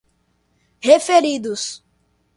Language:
Portuguese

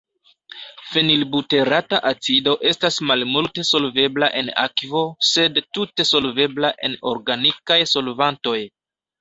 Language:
Esperanto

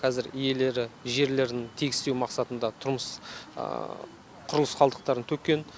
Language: Kazakh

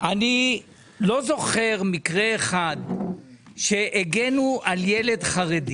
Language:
Hebrew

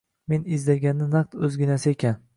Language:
Uzbek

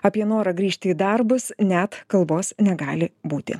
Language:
Lithuanian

